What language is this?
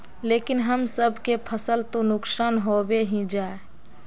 Magahi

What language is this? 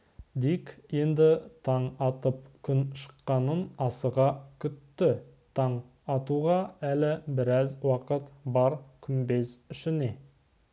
Kazakh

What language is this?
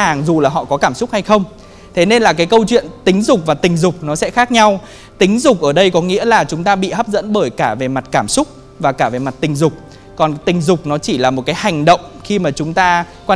Vietnamese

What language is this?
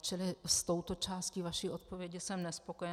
Czech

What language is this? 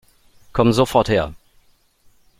German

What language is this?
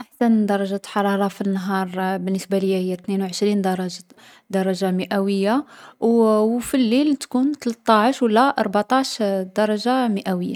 Algerian Arabic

